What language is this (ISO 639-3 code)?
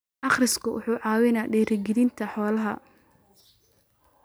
som